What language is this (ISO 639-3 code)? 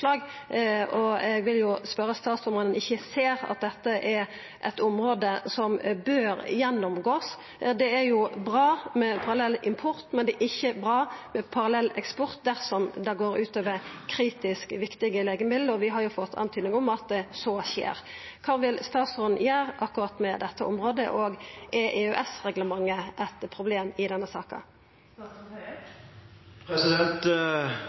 nno